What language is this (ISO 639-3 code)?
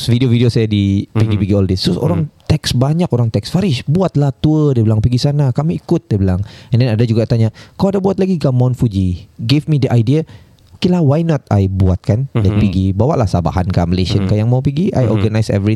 msa